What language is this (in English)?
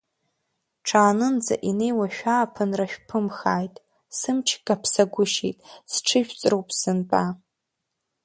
Abkhazian